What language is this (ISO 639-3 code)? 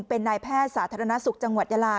tha